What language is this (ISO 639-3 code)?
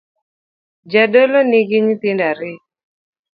luo